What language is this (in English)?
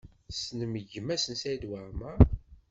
Kabyle